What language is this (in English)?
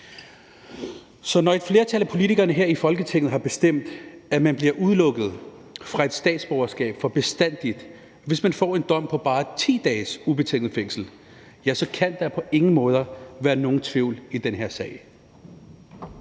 Danish